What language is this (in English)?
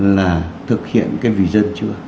Vietnamese